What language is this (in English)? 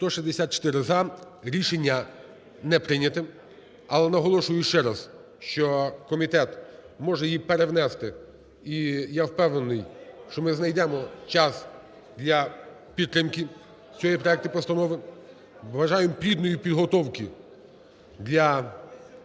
Ukrainian